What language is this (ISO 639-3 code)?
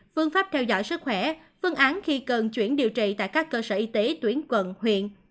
vie